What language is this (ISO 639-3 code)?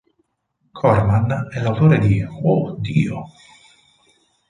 ita